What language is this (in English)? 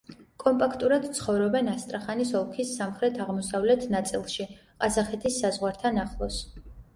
Georgian